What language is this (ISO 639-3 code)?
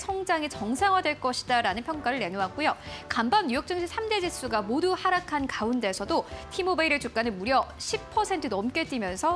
kor